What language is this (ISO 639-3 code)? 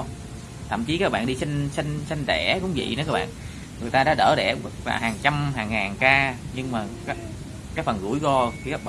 vie